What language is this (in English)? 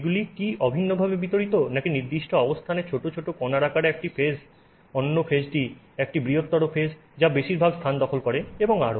Bangla